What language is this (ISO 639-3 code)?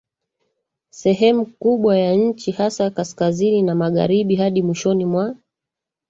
swa